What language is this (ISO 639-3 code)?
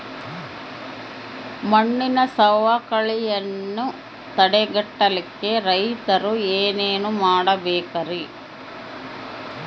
kan